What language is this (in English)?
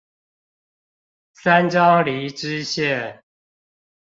Chinese